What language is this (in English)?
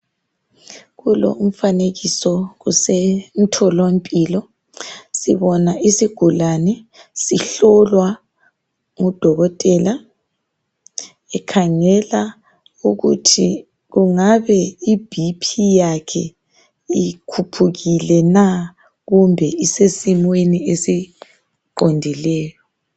North Ndebele